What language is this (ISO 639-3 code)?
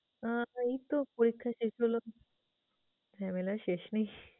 ben